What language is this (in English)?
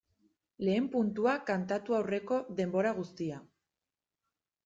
Basque